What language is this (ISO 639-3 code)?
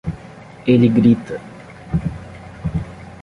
por